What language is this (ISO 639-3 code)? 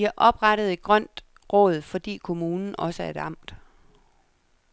dan